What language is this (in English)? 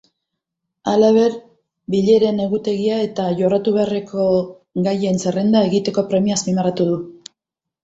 Basque